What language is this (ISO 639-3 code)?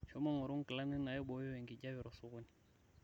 mas